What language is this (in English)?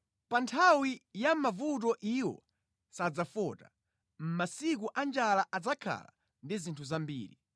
Nyanja